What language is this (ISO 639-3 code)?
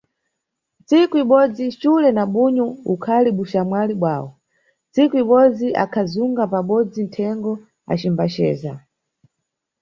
nyu